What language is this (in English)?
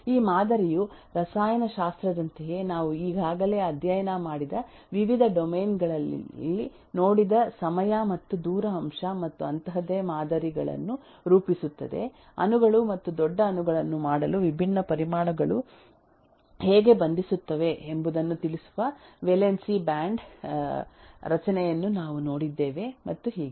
Kannada